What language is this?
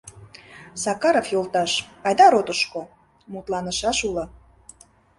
Mari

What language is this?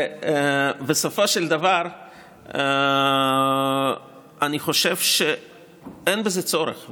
Hebrew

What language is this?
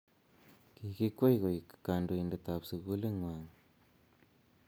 Kalenjin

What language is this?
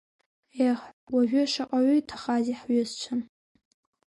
Abkhazian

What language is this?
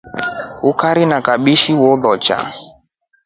Rombo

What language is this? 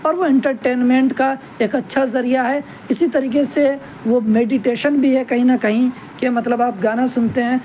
Urdu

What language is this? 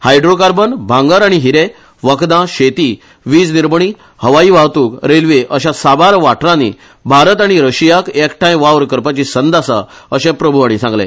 Konkani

